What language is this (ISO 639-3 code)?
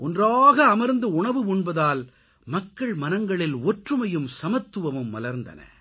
tam